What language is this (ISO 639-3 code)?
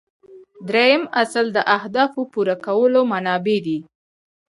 pus